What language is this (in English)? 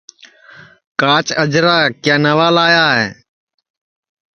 Sansi